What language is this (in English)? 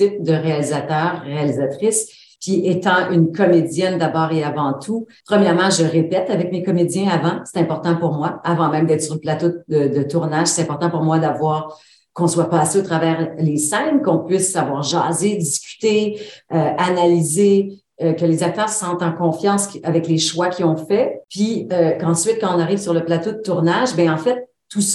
French